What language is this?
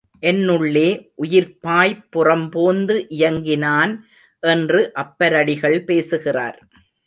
Tamil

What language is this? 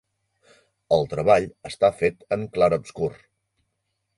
Catalan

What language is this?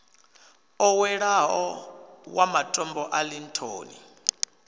Venda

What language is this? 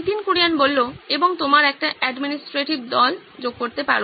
Bangla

